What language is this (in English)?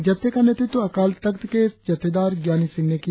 Hindi